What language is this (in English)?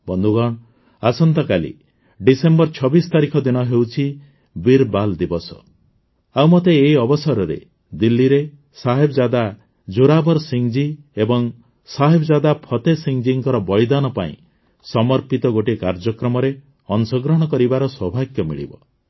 Odia